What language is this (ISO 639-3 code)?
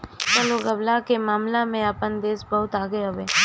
bho